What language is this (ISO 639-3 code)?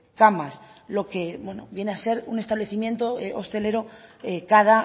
spa